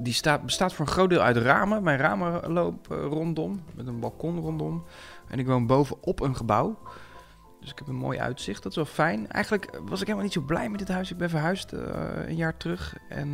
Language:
Dutch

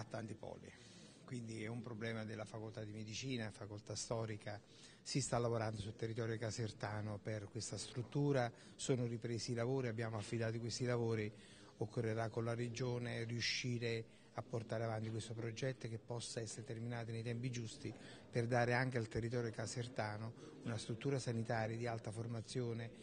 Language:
Italian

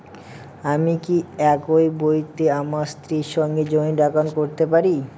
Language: Bangla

